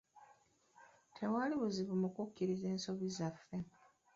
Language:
Ganda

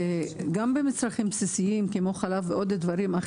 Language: Hebrew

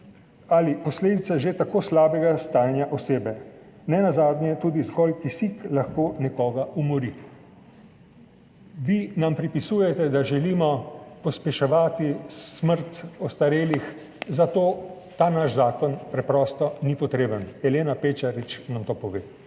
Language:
Slovenian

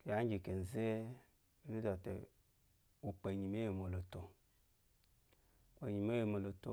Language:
Eloyi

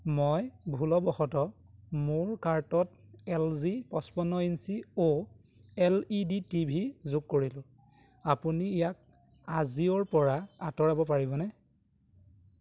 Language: Assamese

